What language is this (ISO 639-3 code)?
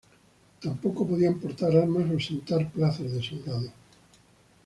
spa